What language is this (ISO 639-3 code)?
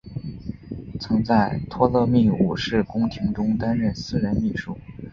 zho